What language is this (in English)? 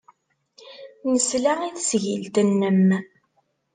Kabyle